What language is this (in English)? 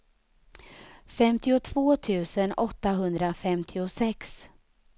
Swedish